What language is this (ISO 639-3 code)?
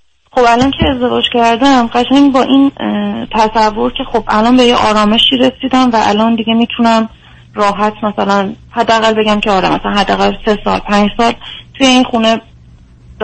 fas